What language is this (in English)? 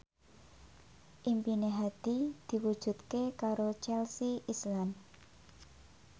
Javanese